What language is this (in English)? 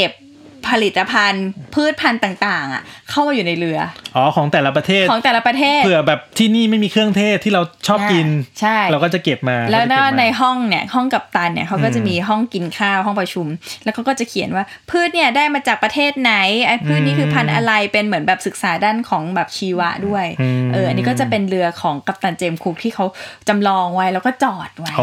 Thai